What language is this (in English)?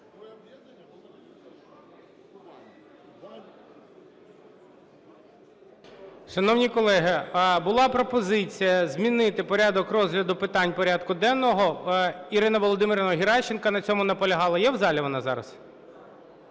Ukrainian